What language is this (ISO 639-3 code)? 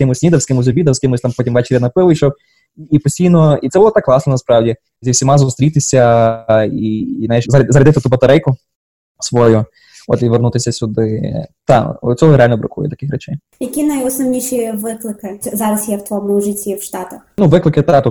ukr